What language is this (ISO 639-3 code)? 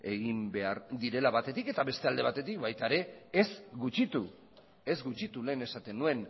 eus